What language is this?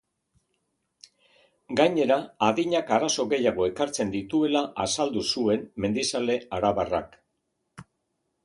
Basque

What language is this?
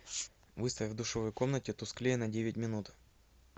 Russian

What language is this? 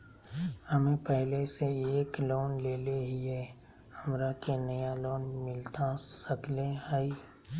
Magahi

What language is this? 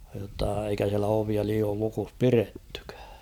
Finnish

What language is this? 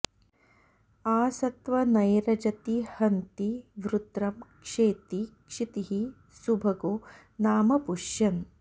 Sanskrit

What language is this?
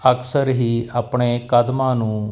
Punjabi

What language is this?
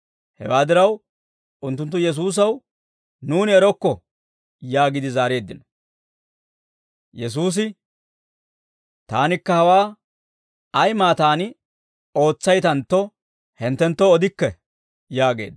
Dawro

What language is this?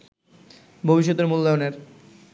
Bangla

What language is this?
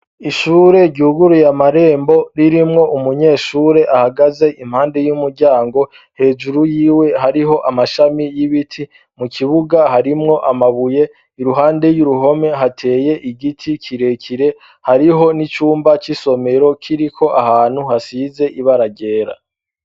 Rundi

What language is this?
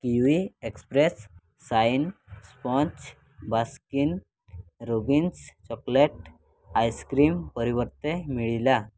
Odia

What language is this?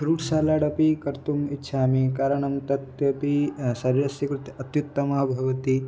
Sanskrit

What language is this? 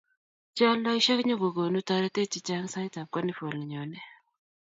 Kalenjin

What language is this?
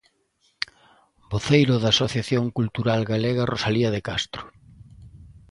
Galician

